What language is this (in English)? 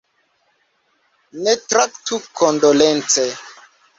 Esperanto